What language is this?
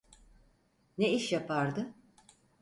Turkish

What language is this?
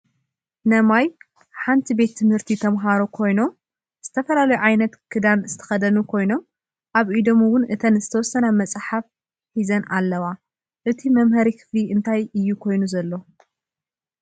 Tigrinya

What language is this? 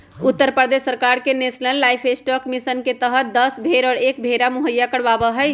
Magahi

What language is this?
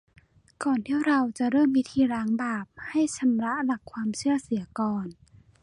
Thai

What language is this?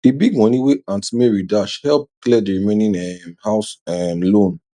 Nigerian Pidgin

